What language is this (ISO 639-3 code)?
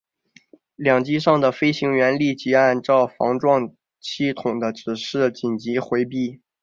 zho